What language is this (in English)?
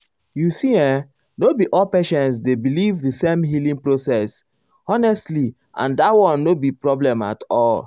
Nigerian Pidgin